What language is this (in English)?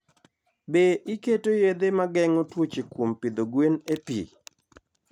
Luo (Kenya and Tanzania)